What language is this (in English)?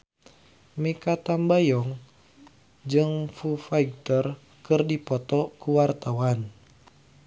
Sundanese